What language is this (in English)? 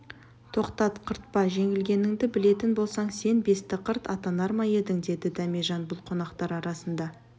Kazakh